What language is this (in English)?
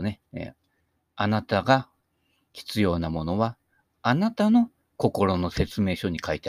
Japanese